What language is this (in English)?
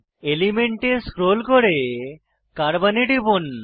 Bangla